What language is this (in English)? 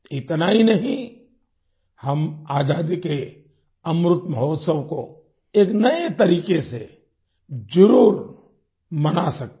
Hindi